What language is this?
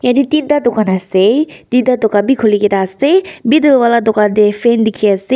Naga Pidgin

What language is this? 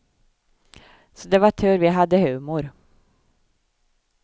Swedish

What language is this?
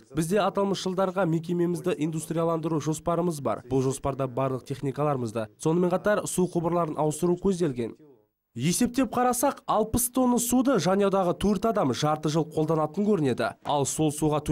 Turkish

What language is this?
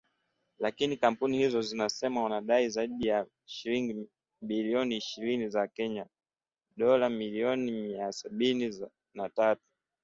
Swahili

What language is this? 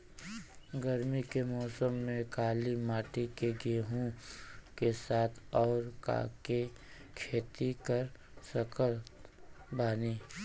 Bhojpuri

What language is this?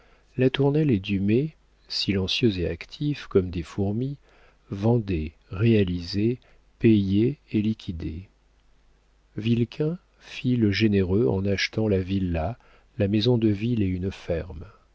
French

